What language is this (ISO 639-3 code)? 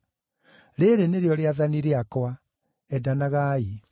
kik